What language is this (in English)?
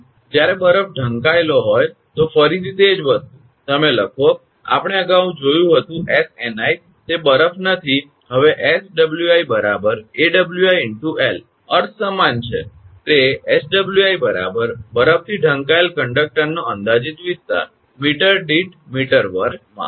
Gujarati